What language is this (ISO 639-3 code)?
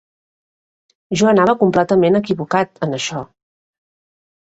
cat